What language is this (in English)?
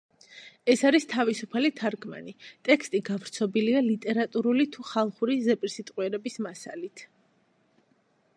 Georgian